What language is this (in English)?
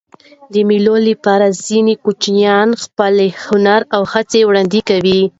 Pashto